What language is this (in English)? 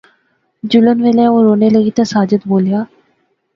Pahari-Potwari